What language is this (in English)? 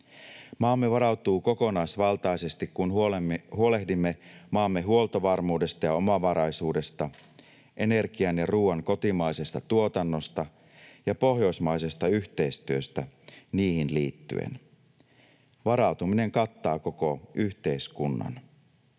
Finnish